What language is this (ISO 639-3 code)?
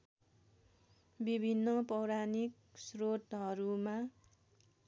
nep